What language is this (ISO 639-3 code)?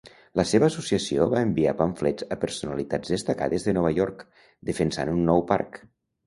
cat